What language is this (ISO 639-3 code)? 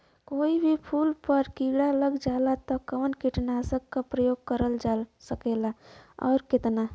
bho